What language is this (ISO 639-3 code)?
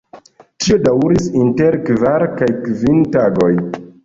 epo